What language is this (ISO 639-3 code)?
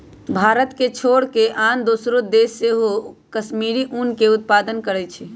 mag